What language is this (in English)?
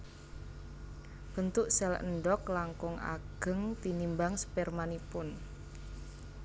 Javanese